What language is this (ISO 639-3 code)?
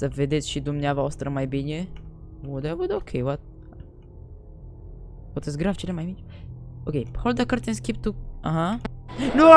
ron